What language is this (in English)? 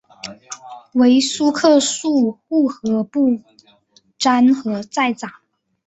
Chinese